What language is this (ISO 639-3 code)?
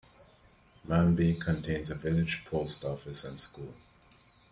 eng